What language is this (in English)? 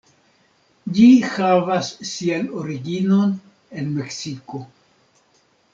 Esperanto